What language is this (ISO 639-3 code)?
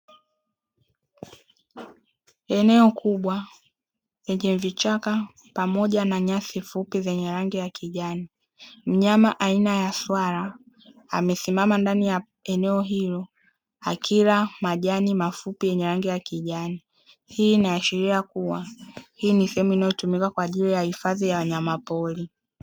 swa